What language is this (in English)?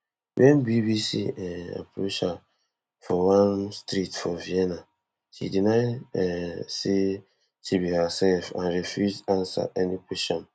Nigerian Pidgin